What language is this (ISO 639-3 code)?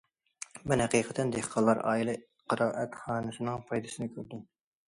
uig